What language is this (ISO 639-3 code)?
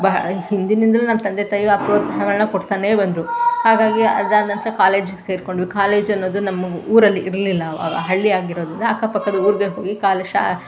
kan